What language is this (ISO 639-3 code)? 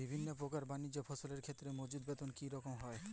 ben